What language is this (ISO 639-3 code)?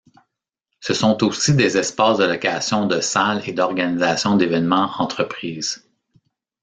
fra